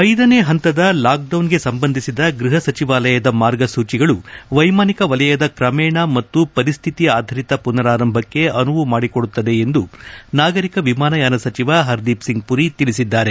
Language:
Kannada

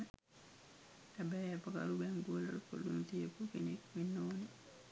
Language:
Sinhala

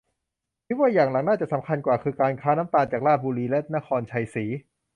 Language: Thai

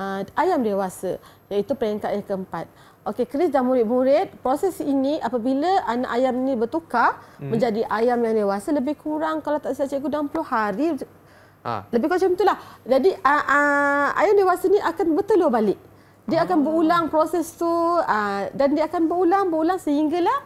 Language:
Malay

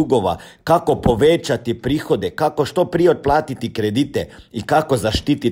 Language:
Croatian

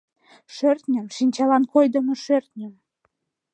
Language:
Mari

